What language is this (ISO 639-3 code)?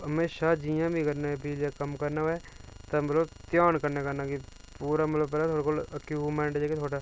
doi